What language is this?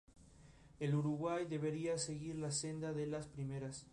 Spanish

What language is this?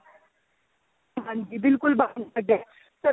Punjabi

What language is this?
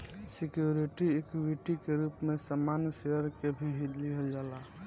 Bhojpuri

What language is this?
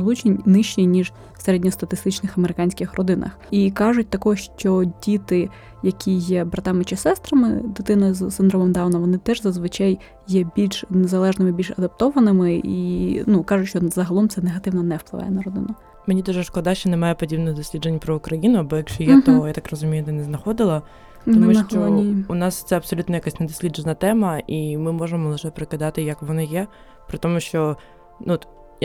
Ukrainian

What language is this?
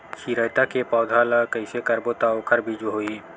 Chhattisgarhi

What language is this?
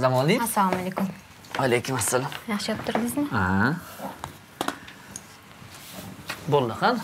Turkish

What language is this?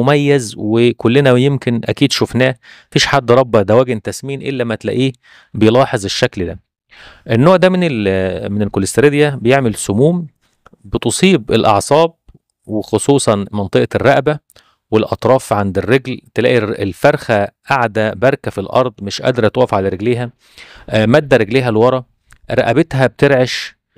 Arabic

